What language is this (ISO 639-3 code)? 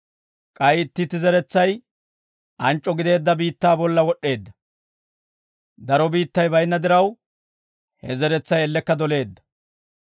dwr